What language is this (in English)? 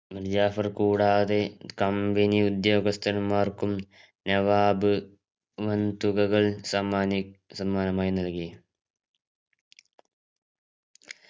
Malayalam